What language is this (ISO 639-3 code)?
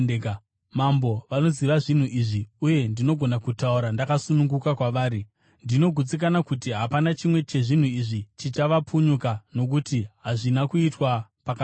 sna